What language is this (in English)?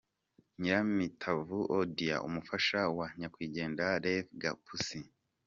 Kinyarwanda